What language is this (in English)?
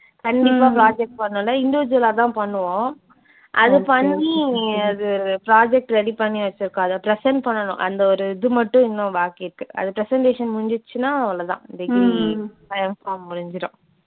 Tamil